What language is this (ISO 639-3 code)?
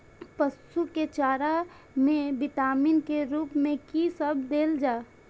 mai